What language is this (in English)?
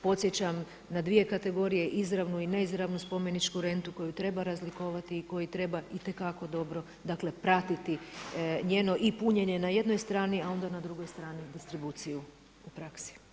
Croatian